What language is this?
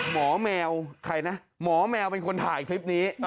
Thai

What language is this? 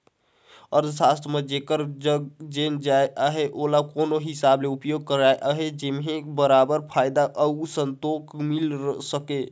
Chhattisgarhi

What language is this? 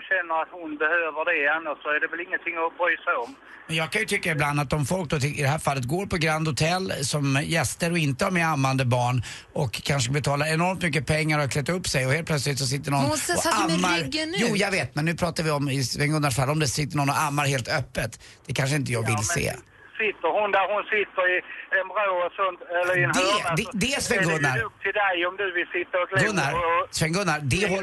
Swedish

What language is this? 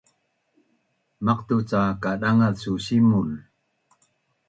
Bunun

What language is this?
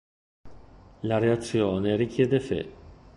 Italian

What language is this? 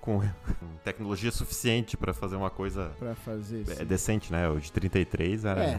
Portuguese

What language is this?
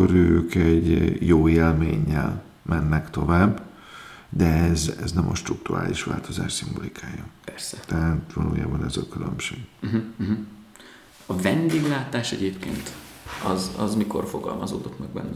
Hungarian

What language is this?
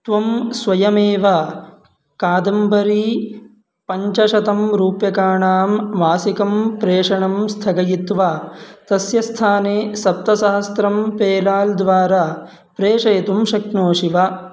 Sanskrit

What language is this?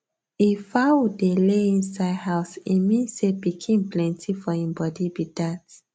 Nigerian Pidgin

